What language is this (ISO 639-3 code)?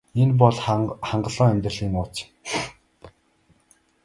mon